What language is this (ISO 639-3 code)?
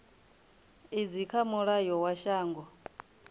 ven